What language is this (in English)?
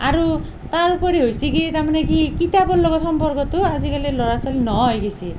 Assamese